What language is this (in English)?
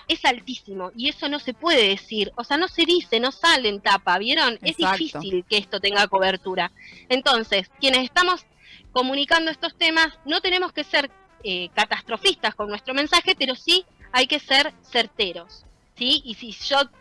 Spanish